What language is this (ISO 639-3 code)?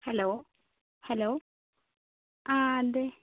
mal